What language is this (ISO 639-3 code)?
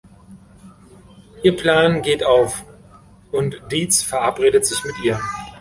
deu